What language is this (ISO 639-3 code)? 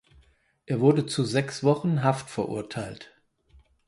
deu